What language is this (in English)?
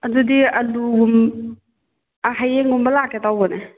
Manipuri